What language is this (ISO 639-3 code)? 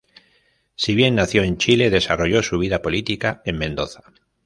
spa